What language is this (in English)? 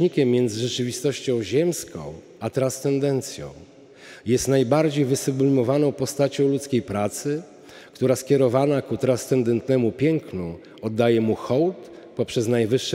Polish